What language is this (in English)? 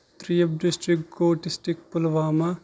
Kashmiri